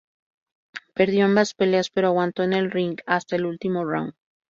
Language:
Spanish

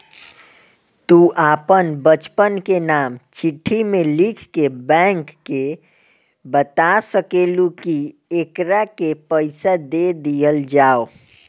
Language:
Bhojpuri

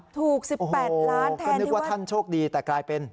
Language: Thai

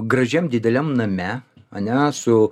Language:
Lithuanian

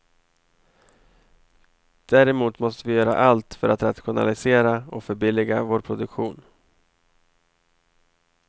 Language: Swedish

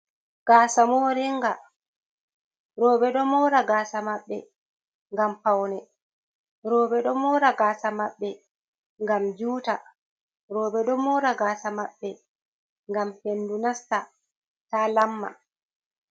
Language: Fula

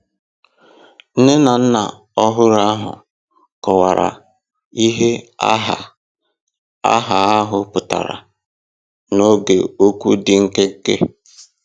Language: Igbo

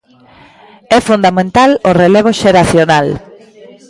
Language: Galician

